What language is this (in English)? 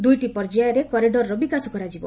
Odia